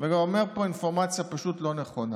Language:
Hebrew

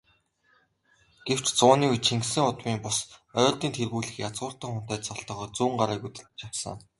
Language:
Mongolian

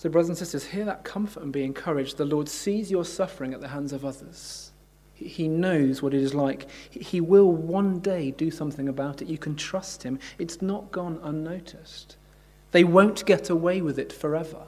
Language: English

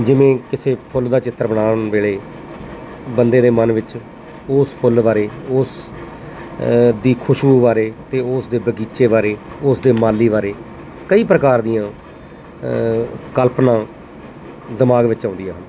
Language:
Punjabi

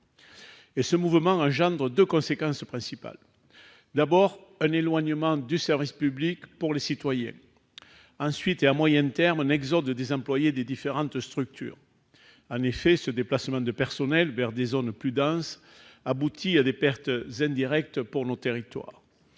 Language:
French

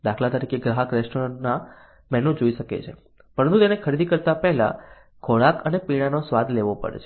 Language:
Gujarati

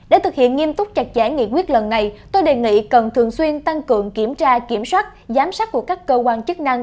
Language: Vietnamese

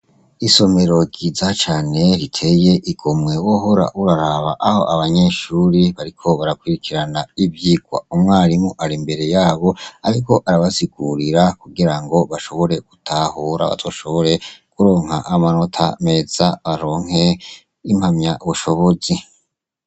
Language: Rundi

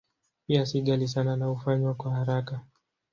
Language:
Swahili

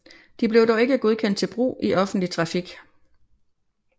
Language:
Danish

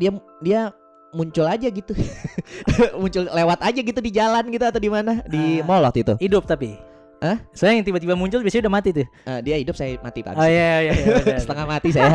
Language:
Indonesian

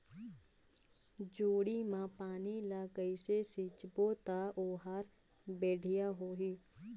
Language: Chhattisgarhi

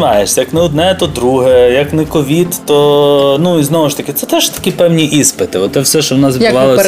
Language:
Ukrainian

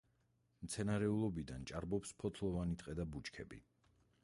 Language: Georgian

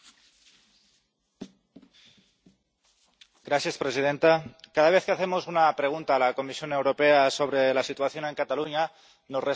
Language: Spanish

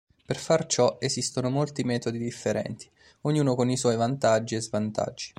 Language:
Italian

